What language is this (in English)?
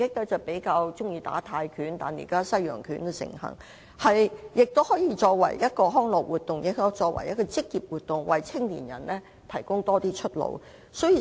Cantonese